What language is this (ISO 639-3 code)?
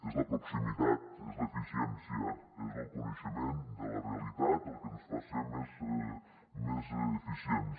cat